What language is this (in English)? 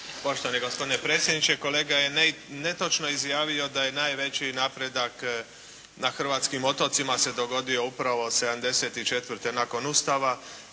Croatian